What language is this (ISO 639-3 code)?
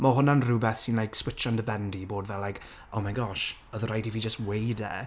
cym